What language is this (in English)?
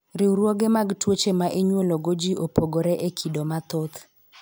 Luo (Kenya and Tanzania)